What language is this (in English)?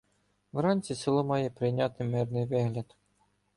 Ukrainian